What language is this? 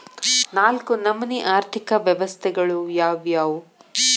Kannada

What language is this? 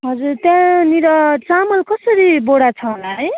Nepali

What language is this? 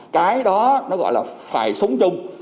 Vietnamese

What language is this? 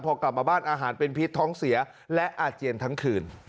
Thai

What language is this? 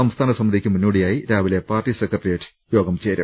Malayalam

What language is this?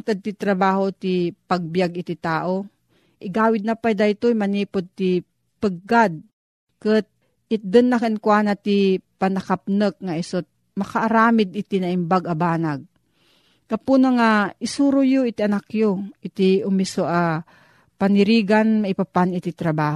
Filipino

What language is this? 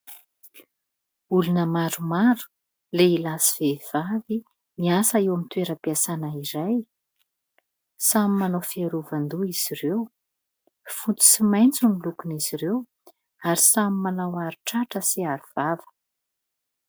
Malagasy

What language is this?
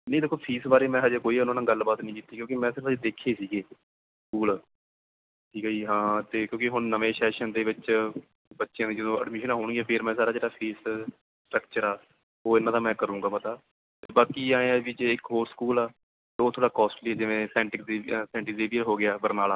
Punjabi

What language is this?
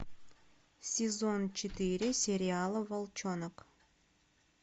Russian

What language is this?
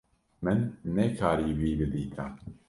Kurdish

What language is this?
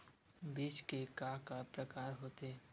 Chhattisgarhi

